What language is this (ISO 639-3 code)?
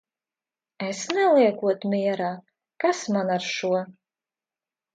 lav